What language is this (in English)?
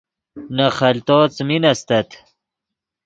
Yidgha